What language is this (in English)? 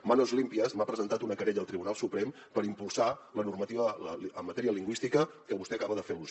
Catalan